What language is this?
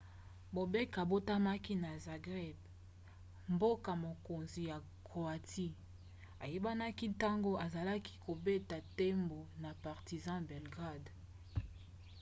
Lingala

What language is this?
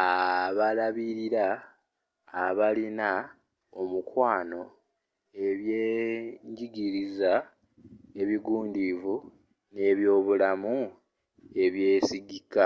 Ganda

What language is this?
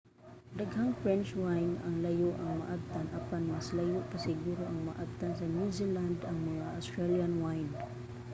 Cebuano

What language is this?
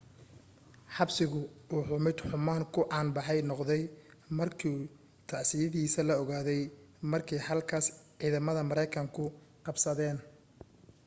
Somali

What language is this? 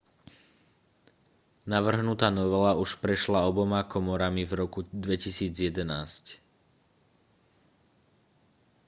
Slovak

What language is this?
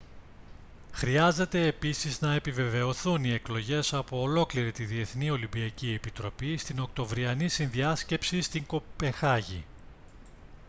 Greek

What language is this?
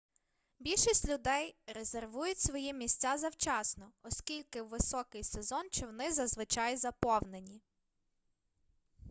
Ukrainian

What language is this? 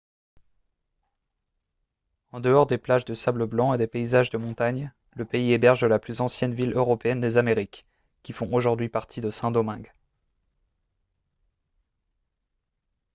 French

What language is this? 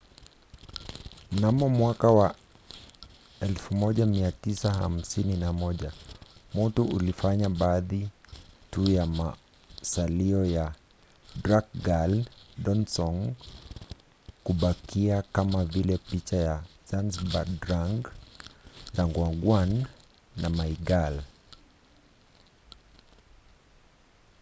Swahili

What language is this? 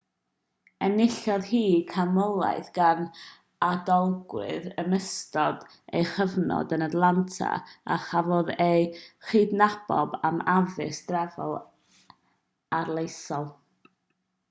Welsh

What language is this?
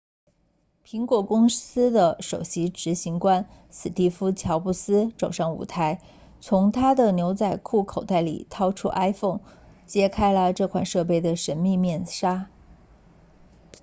Chinese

